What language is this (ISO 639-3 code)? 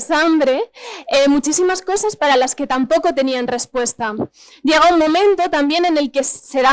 spa